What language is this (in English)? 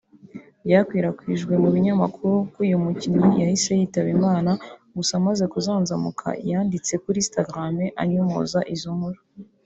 Kinyarwanda